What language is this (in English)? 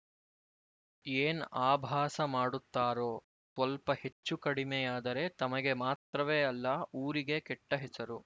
Kannada